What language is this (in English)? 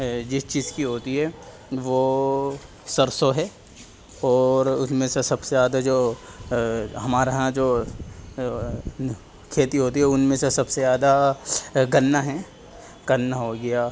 Urdu